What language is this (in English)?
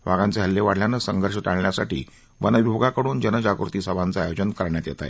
Marathi